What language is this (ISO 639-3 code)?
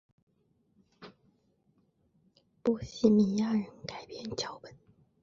zho